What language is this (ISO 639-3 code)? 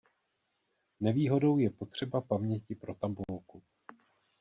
ces